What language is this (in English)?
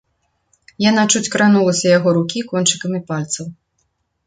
Belarusian